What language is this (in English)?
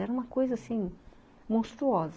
Portuguese